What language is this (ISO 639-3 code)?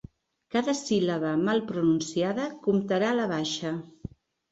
cat